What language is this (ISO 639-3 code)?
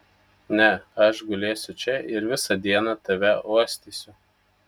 lit